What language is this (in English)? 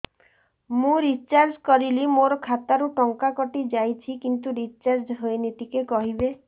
Odia